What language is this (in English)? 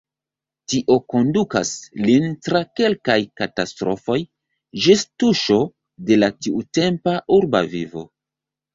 Esperanto